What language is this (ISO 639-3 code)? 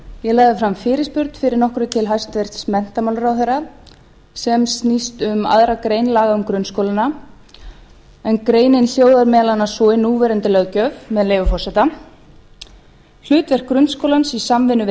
isl